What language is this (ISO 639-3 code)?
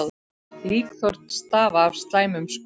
isl